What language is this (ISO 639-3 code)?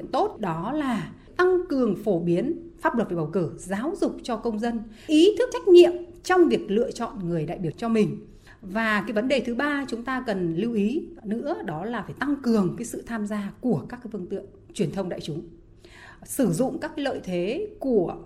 vie